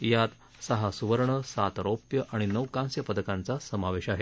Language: Marathi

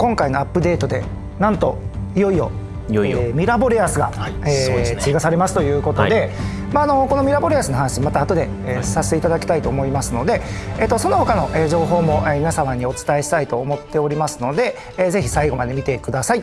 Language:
Japanese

